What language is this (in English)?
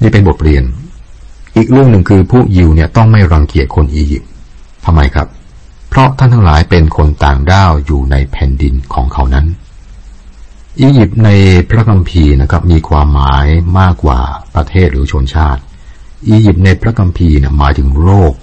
Thai